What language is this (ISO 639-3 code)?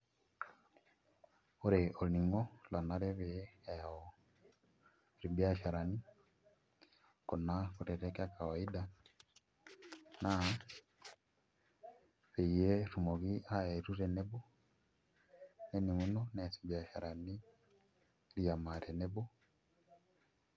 mas